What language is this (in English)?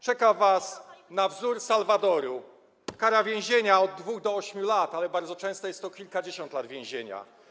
Polish